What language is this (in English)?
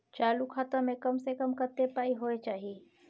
Maithili